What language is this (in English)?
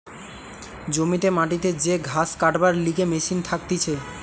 Bangla